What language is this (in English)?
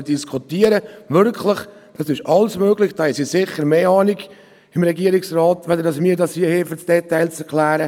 Swiss German